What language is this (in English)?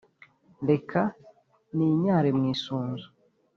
Kinyarwanda